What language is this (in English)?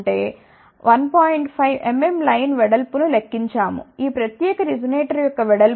Telugu